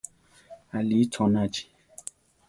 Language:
Central Tarahumara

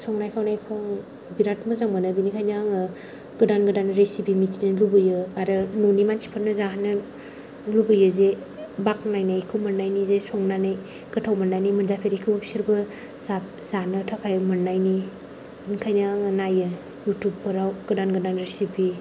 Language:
Bodo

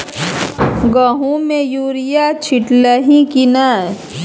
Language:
Maithili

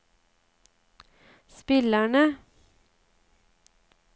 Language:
Norwegian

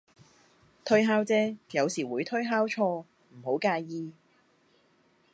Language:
Cantonese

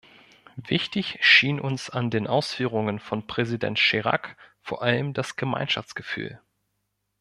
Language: German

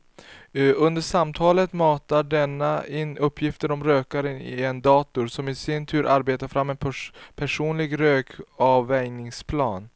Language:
Swedish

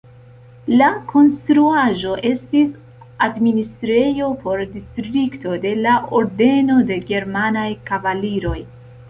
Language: Esperanto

